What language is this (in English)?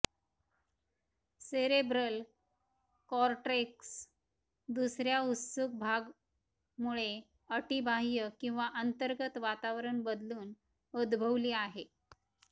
Marathi